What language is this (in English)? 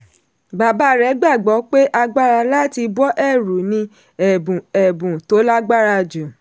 Yoruba